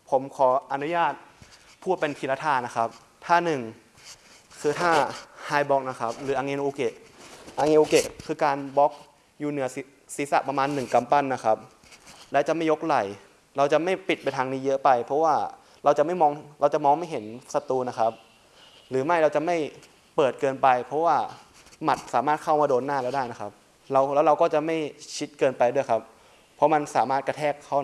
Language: Thai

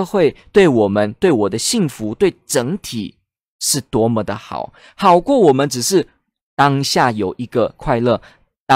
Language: Chinese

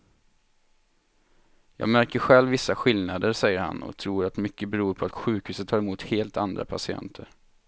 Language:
Swedish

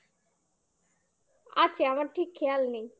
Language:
Bangla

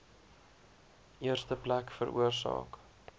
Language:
Afrikaans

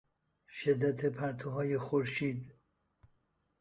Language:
Persian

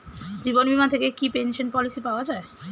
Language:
Bangla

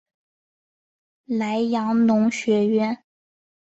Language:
Chinese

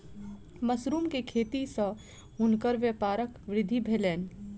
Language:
Maithili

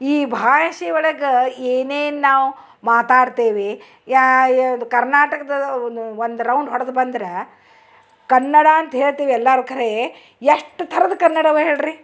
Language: Kannada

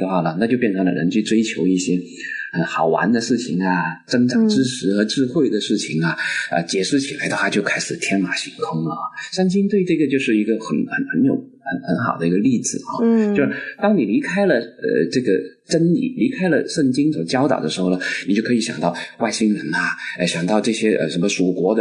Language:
Chinese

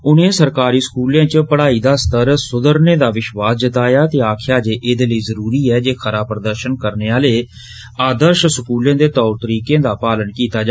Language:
Dogri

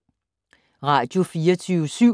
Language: Danish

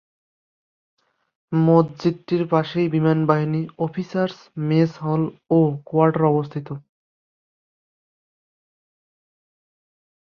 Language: Bangla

